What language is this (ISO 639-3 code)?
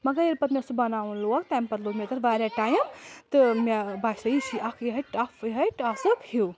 kas